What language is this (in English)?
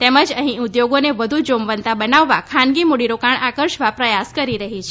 Gujarati